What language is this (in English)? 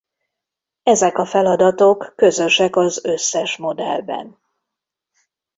Hungarian